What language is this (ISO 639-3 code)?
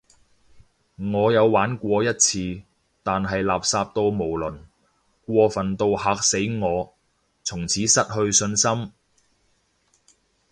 yue